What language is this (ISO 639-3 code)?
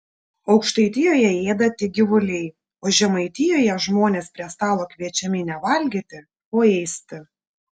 lit